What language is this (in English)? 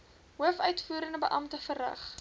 Afrikaans